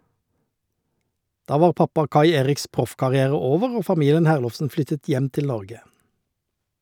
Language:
Norwegian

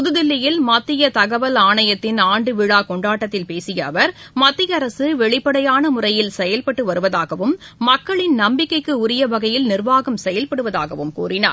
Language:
Tamil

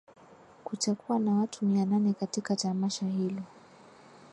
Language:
Swahili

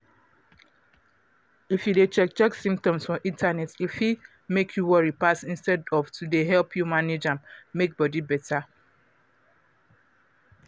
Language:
Nigerian Pidgin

